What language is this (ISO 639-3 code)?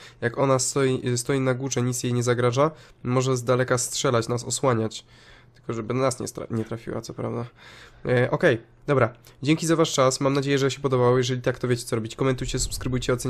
pol